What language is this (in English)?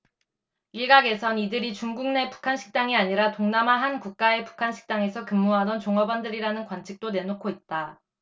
Korean